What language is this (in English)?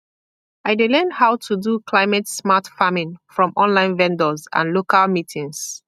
Nigerian Pidgin